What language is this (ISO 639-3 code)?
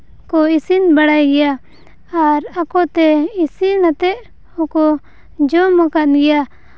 sat